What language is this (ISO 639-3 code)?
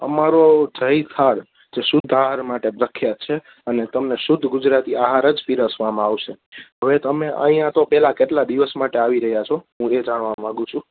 guj